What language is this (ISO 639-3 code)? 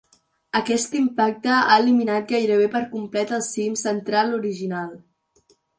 cat